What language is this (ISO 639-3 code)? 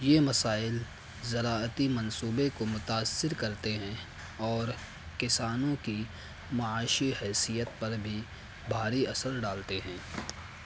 urd